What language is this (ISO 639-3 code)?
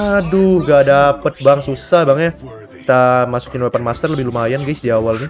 ind